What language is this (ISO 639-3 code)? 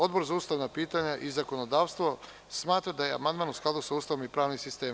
srp